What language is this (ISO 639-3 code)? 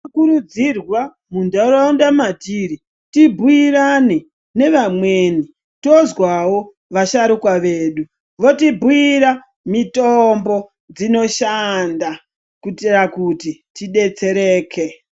ndc